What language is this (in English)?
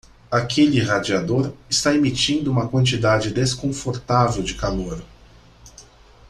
Portuguese